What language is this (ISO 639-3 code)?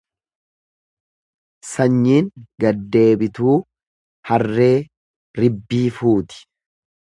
orm